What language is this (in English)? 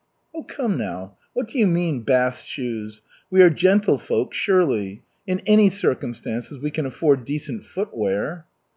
English